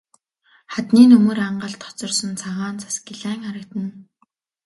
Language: Mongolian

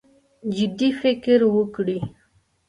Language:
Pashto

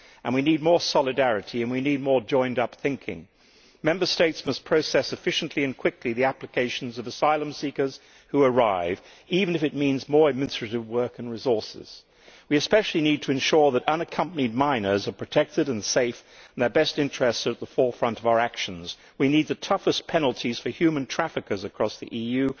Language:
English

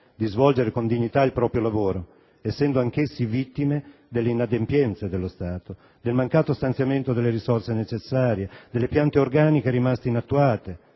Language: Italian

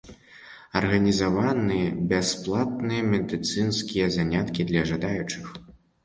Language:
Belarusian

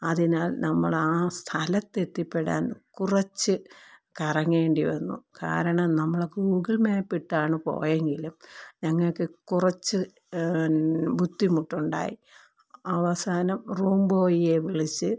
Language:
Malayalam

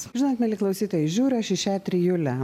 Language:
Lithuanian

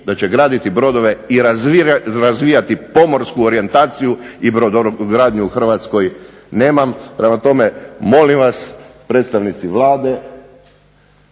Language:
Croatian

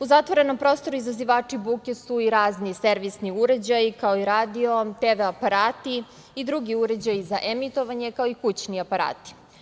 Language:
Serbian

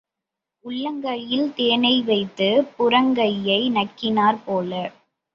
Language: Tamil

